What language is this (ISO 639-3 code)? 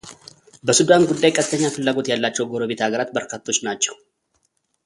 amh